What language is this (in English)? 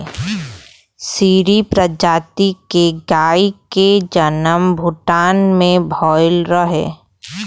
Bhojpuri